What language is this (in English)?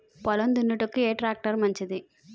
Telugu